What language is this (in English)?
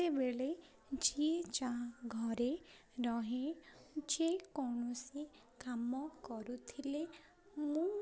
Odia